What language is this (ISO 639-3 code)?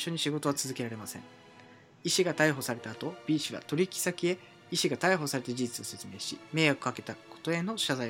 jpn